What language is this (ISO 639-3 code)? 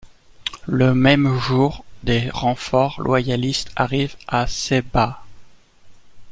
fra